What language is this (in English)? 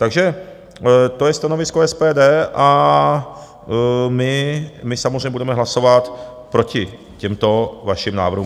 Czech